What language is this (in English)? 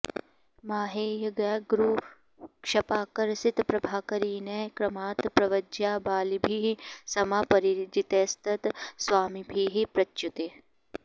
Sanskrit